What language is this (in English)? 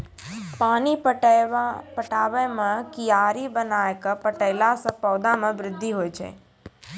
Maithili